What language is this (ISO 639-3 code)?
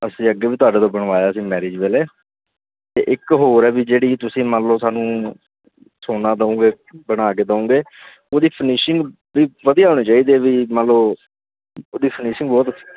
pan